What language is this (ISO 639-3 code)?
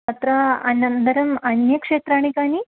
san